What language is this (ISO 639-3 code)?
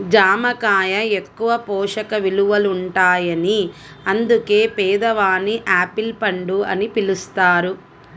tel